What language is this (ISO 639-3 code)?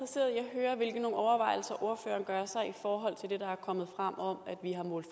dan